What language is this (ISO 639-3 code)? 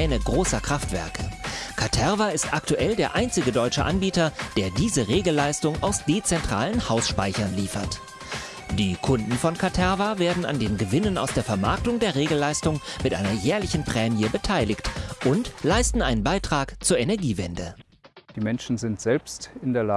deu